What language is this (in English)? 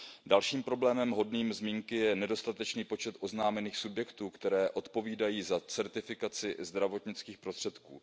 Czech